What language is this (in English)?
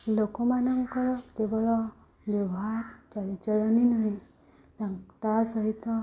Odia